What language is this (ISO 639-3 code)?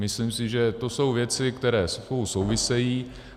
ces